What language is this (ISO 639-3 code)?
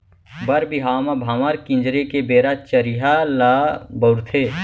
hne